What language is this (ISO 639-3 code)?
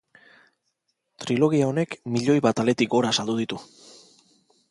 eus